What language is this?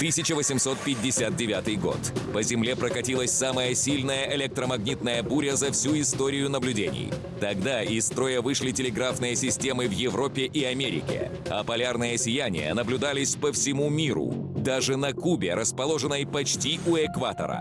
Russian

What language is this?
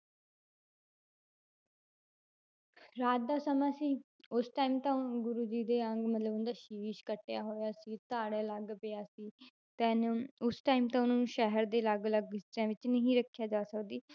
Punjabi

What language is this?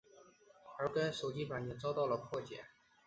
Chinese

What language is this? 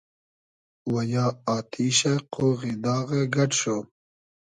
Hazaragi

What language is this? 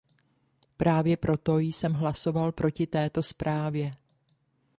Czech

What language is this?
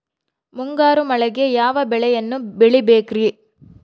Kannada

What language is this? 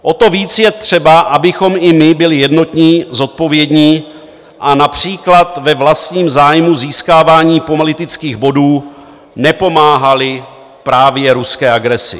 Czech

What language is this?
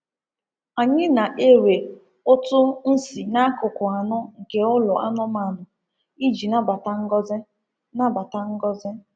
Igbo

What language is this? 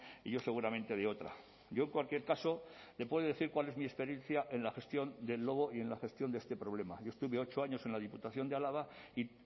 Spanish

